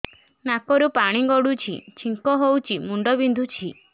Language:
Odia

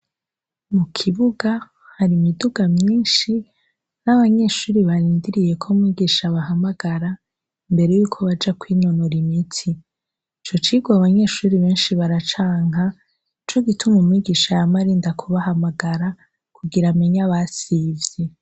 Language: Rundi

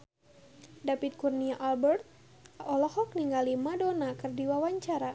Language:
Sundanese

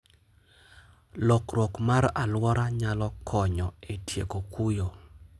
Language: Luo (Kenya and Tanzania)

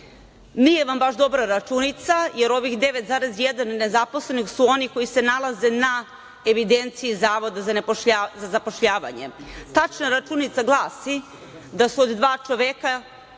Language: Serbian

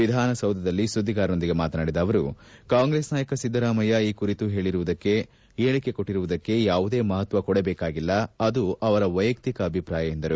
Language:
Kannada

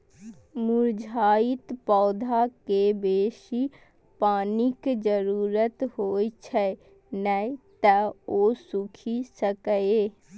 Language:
Maithili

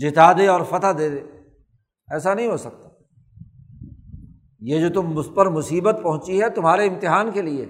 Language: Urdu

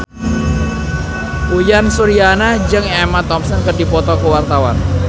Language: Sundanese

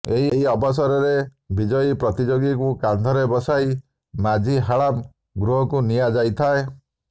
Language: Odia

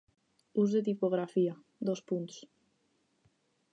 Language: Catalan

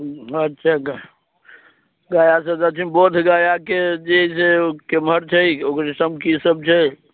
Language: Maithili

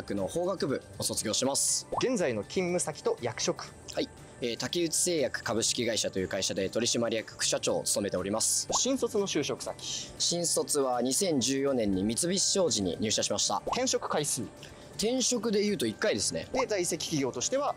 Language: Japanese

